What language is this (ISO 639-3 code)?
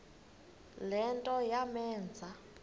xho